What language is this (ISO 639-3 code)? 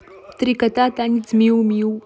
rus